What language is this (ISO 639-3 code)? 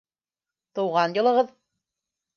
bak